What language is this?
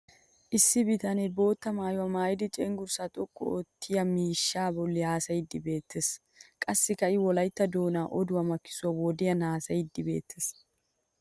Wolaytta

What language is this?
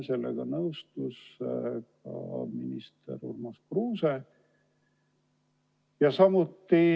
Estonian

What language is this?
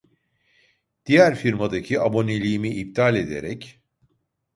Turkish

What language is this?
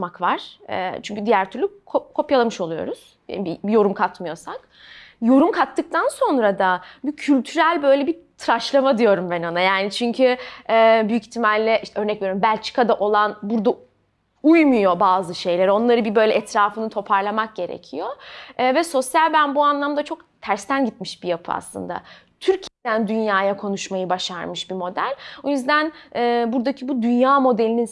Turkish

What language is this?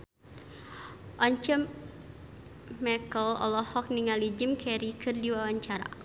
Sundanese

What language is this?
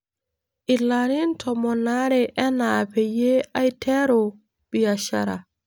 Masai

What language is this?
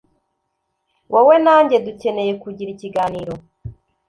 Kinyarwanda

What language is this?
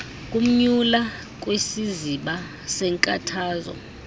Xhosa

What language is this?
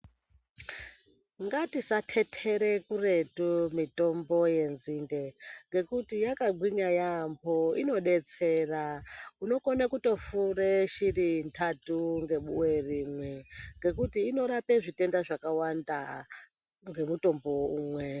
Ndau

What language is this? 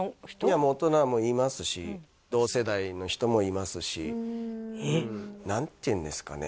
Japanese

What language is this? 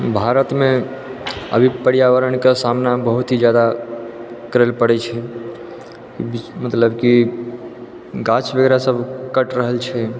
Maithili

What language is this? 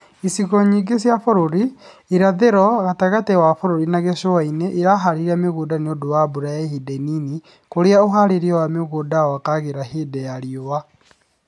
Kikuyu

